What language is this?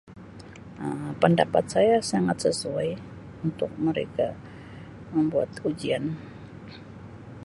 Sabah Malay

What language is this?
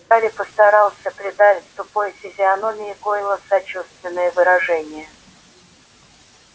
Russian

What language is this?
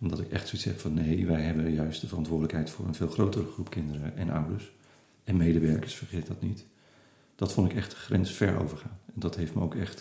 Dutch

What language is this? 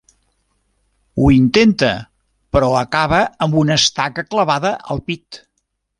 Catalan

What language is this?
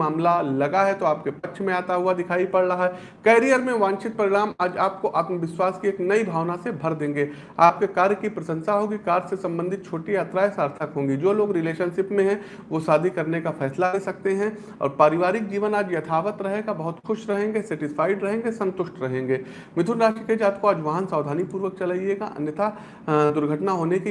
Hindi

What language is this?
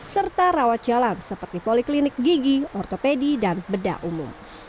Indonesian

